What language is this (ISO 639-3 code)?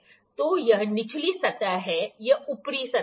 hin